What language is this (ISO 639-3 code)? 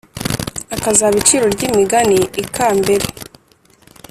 kin